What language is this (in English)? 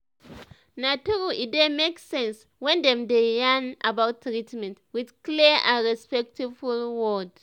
Nigerian Pidgin